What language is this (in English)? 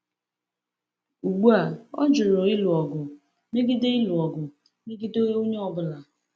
Igbo